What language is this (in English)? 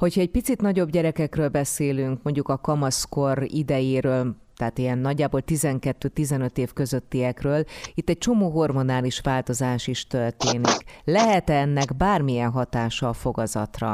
Hungarian